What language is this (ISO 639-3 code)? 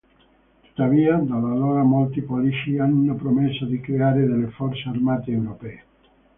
ita